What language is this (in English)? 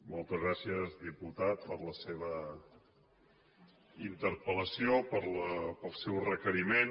Catalan